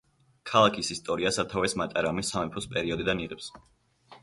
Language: Georgian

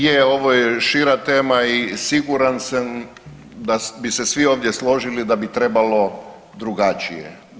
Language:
Croatian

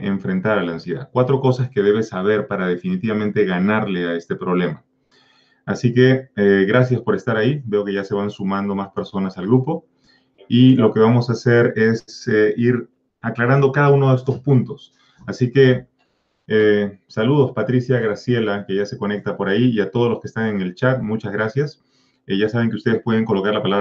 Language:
Spanish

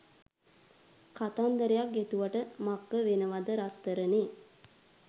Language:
Sinhala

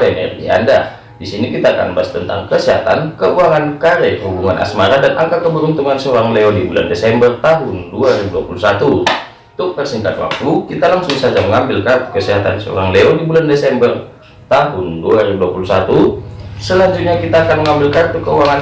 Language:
Indonesian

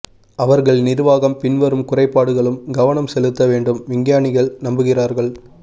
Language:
Tamil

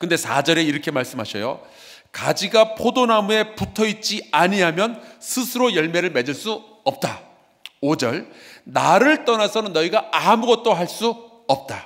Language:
Korean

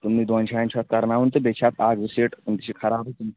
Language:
Kashmiri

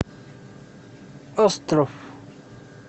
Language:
Russian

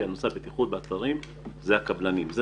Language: Hebrew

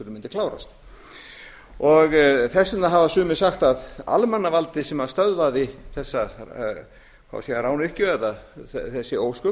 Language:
Icelandic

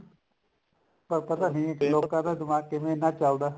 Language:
Punjabi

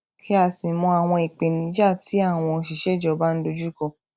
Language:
Yoruba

